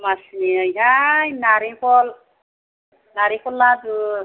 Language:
Bodo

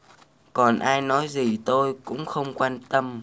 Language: Vietnamese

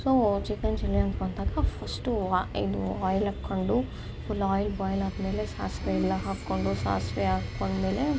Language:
Kannada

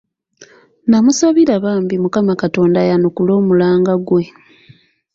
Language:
Ganda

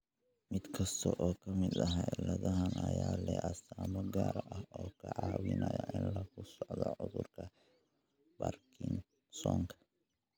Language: Somali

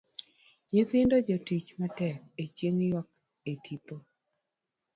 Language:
Luo (Kenya and Tanzania)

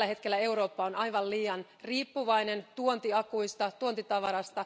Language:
Finnish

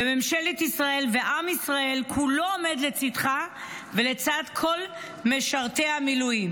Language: Hebrew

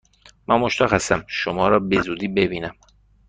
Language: Persian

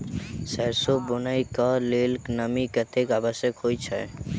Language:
Maithili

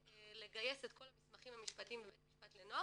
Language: Hebrew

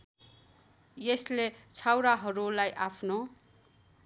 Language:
Nepali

